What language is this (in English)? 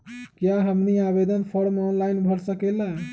Magahi